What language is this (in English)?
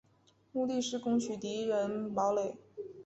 Chinese